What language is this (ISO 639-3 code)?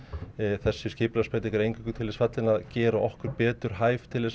isl